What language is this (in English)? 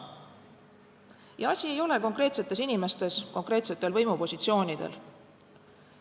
Estonian